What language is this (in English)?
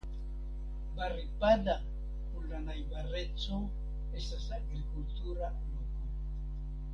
Esperanto